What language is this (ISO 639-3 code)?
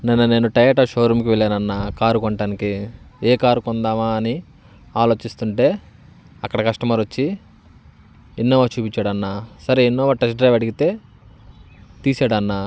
tel